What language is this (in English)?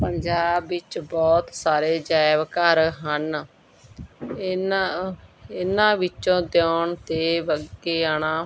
Punjabi